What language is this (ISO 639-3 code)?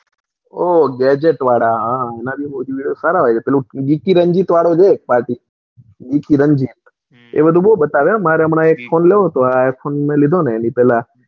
guj